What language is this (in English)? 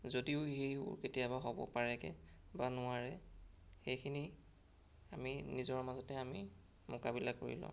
Assamese